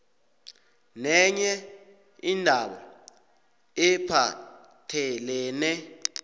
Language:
South Ndebele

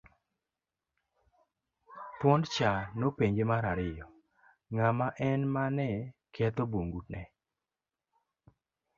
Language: Luo (Kenya and Tanzania)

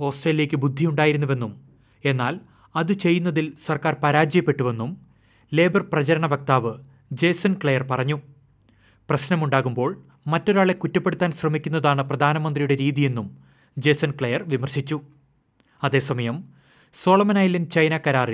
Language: Malayalam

